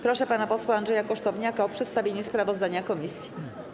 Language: Polish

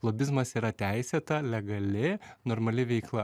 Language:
Lithuanian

